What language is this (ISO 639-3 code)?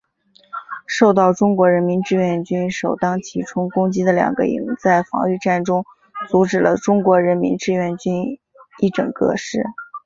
zho